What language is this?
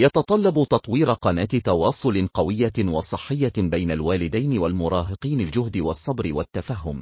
Arabic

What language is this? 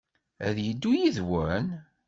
Kabyle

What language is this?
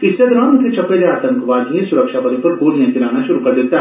Dogri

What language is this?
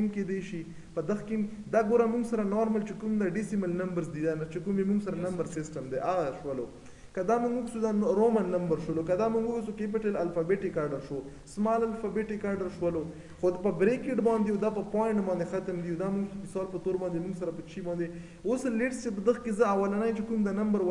Romanian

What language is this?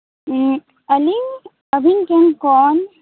Santali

